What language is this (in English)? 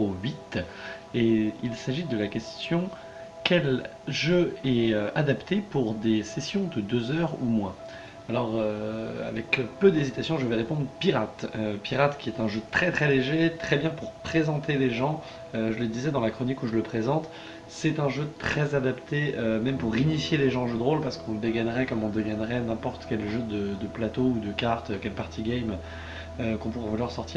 French